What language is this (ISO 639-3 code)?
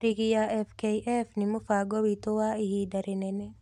kik